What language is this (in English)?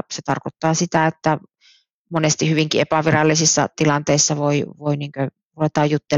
Finnish